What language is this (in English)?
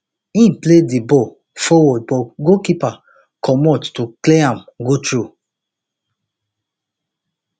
Nigerian Pidgin